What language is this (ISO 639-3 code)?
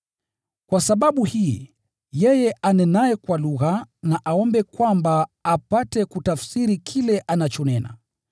swa